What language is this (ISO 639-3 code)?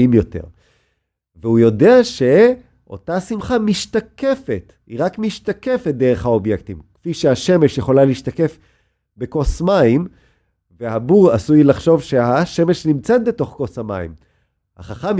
heb